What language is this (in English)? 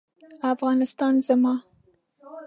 Pashto